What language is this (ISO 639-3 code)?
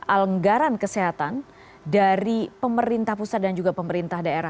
ind